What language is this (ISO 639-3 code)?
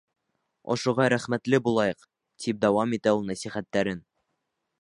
bak